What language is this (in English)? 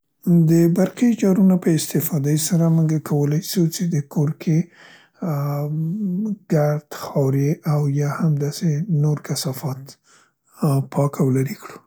Central Pashto